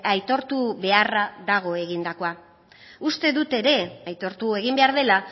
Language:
Basque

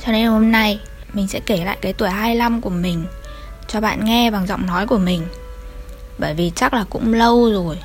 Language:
Vietnamese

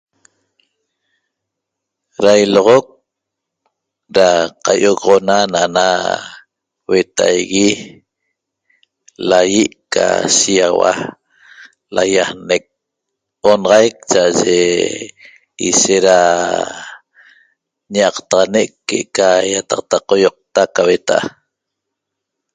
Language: Toba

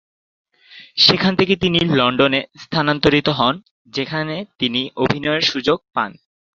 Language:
Bangla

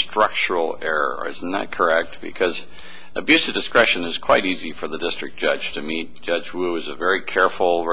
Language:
English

